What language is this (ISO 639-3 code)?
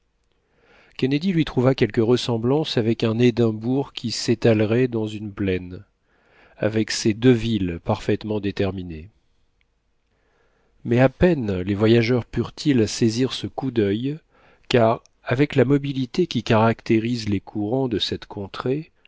fra